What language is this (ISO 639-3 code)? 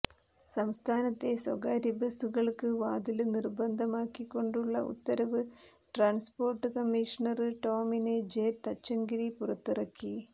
mal